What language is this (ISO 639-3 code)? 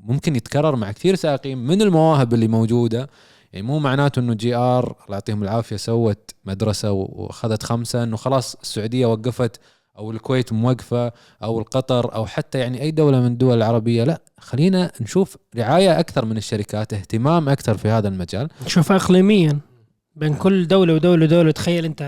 ara